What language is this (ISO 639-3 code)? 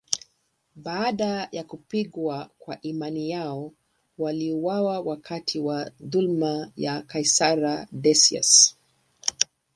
swa